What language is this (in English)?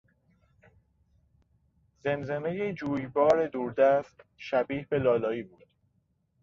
Persian